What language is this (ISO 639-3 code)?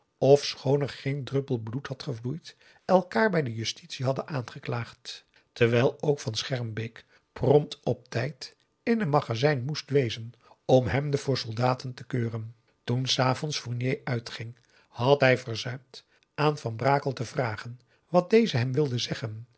nld